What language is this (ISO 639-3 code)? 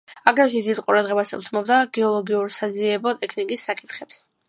kat